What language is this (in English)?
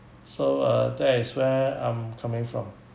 English